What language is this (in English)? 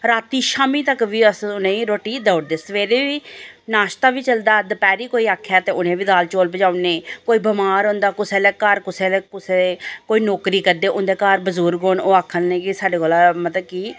Dogri